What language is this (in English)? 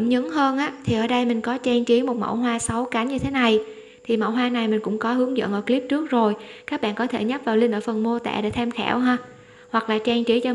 Vietnamese